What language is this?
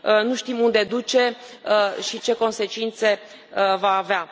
Romanian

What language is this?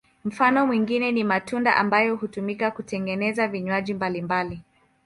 Swahili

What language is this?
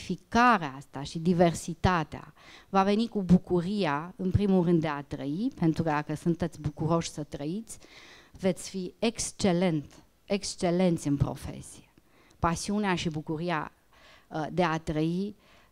Romanian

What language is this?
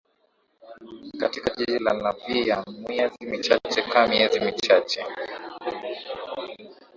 Swahili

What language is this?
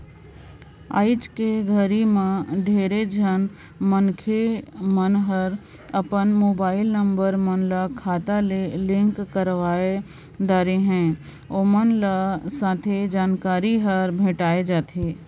Chhattisgarhi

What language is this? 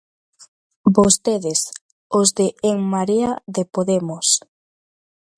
Galician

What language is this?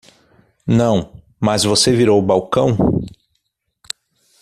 Portuguese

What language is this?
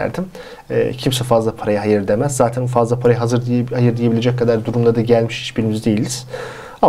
Turkish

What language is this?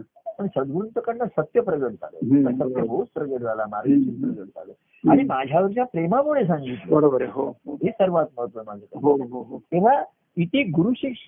Marathi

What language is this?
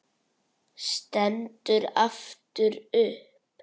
Icelandic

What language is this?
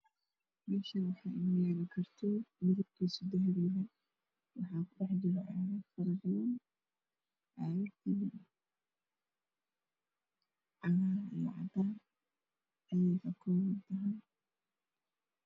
Somali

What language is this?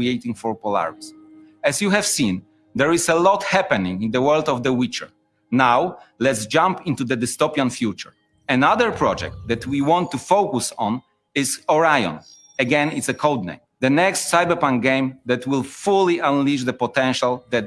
Portuguese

